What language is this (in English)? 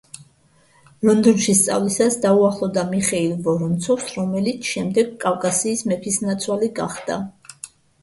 Georgian